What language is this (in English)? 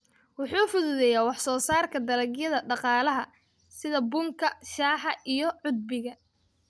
Somali